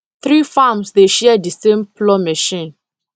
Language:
Nigerian Pidgin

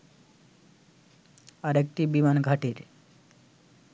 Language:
Bangla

